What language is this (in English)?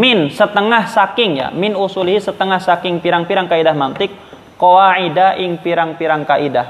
Indonesian